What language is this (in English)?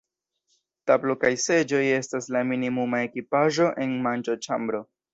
Esperanto